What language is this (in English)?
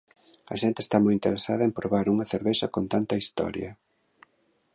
Galician